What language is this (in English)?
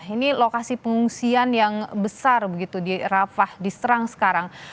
Indonesian